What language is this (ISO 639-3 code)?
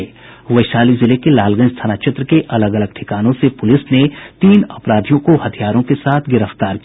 hin